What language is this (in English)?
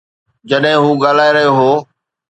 Sindhi